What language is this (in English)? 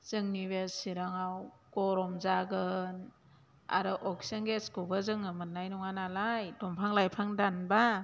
Bodo